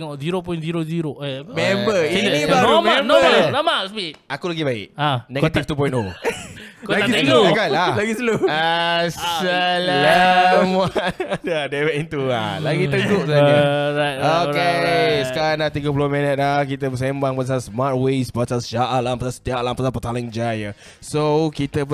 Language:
Malay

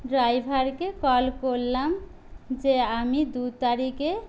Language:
Bangla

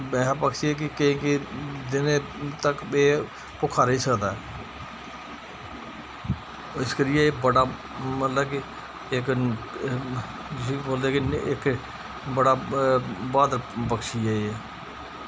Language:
Dogri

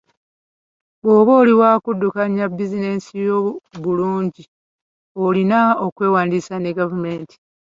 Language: Ganda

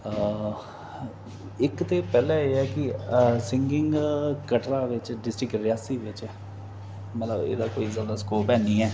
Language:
Dogri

